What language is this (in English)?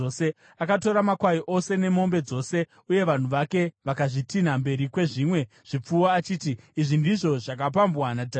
Shona